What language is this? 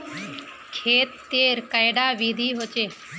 Magahi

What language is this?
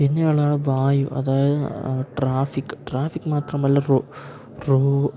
Malayalam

